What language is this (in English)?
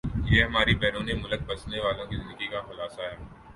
Urdu